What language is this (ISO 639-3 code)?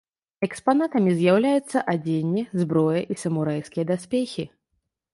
bel